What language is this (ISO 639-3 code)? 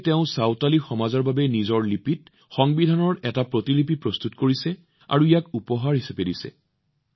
asm